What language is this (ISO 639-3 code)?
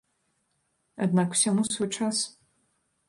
bel